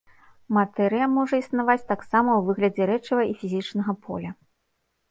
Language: Belarusian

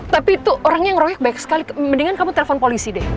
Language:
Indonesian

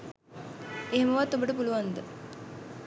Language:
Sinhala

